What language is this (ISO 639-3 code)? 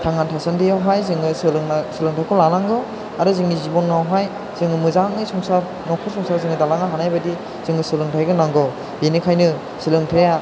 brx